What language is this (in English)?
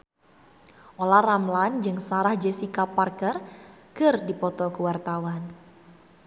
Sundanese